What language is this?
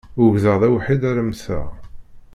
Kabyle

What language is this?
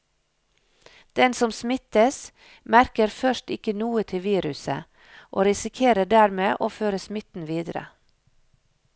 Norwegian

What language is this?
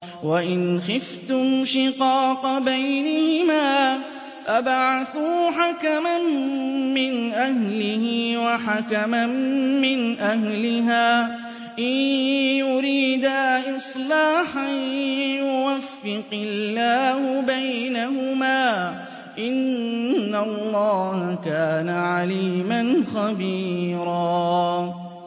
Arabic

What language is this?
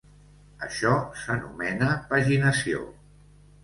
Catalan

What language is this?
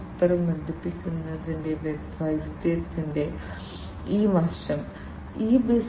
Malayalam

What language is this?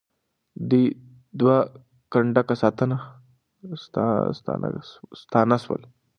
Pashto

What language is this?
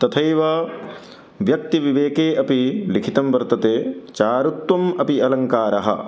Sanskrit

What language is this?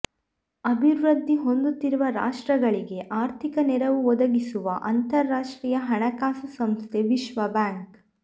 Kannada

